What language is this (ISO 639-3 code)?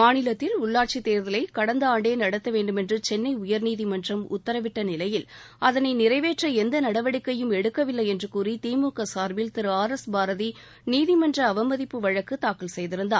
tam